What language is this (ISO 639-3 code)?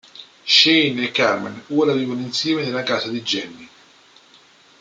ita